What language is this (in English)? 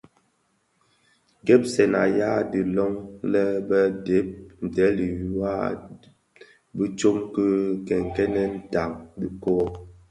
Bafia